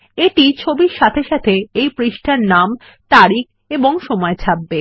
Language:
Bangla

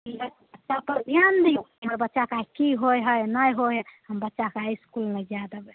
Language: Maithili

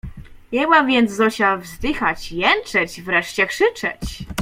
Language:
Polish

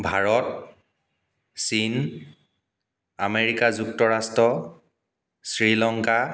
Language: Assamese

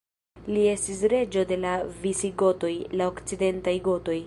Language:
Esperanto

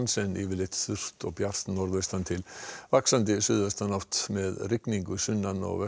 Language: Icelandic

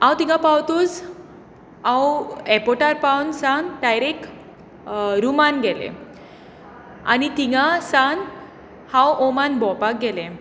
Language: Konkani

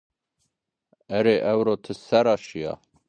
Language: Zaza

